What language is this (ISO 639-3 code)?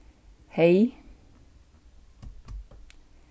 fao